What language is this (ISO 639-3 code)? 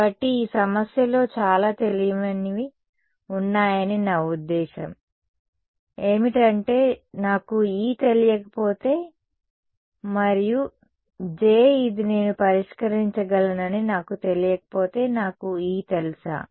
tel